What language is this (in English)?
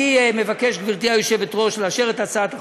Hebrew